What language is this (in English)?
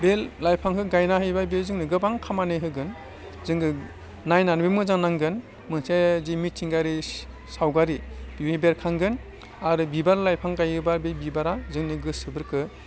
Bodo